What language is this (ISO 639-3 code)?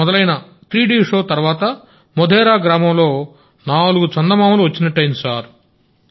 tel